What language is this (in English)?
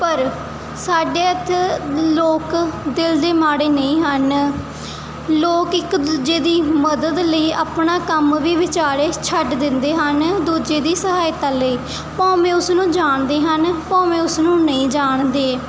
Punjabi